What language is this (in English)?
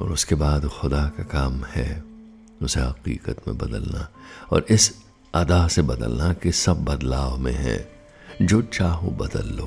Hindi